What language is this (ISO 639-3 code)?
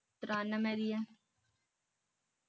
pan